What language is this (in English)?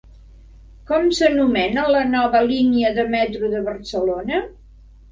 Catalan